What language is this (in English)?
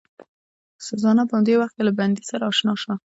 Pashto